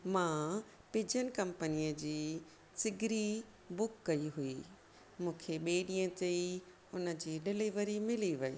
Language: Sindhi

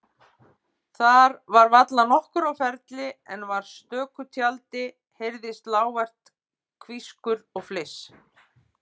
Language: Icelandic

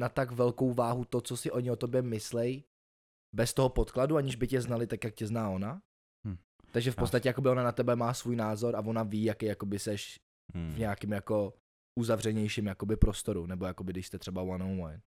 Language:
Czech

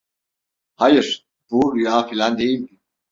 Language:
Turkish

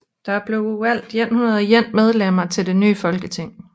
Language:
Danish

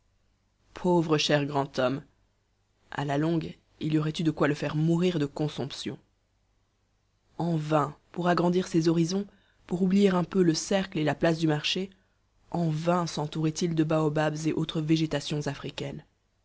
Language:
French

